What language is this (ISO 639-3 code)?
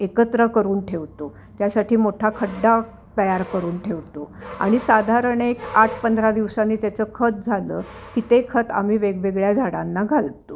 mar